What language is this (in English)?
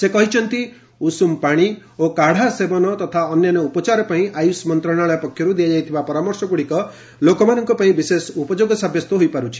Odia